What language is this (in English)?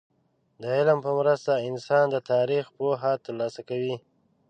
Pashto